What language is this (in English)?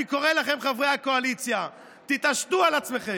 Hebrew